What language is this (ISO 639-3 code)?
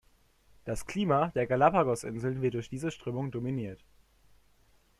deu